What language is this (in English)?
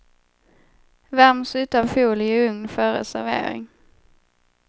Swedish